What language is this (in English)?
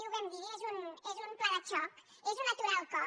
Catalan